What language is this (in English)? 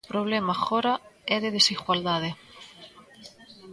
Galician